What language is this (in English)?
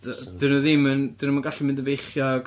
Welsh